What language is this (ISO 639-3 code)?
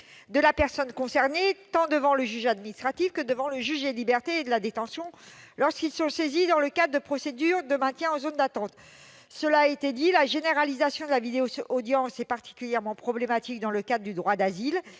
fra